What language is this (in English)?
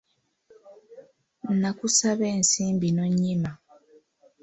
Ganda